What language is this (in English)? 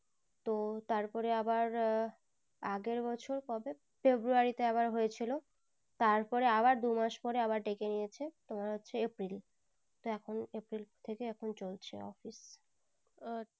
Bangla